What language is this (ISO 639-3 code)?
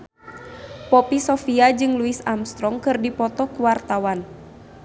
sun